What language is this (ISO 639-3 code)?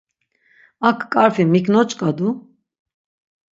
lzz